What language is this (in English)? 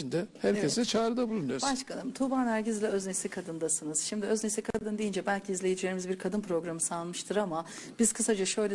Turkish